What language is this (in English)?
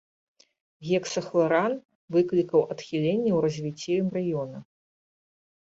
Belarusian